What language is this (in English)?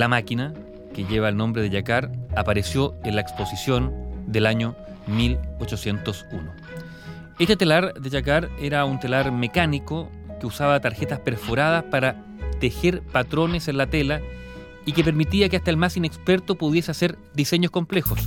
Spanish